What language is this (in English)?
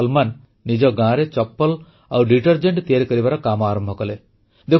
Odia